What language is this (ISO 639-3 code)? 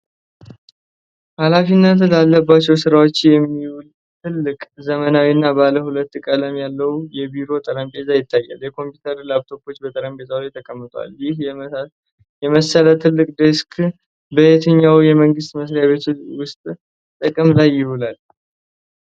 amh